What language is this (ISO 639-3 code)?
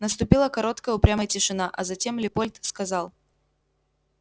rus